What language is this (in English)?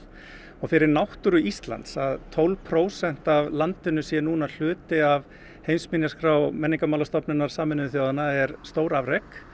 Icelandic